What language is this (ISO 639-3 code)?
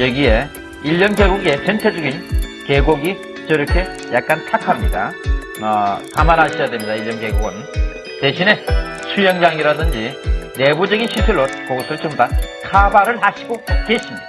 kor